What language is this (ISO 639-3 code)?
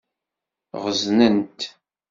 kab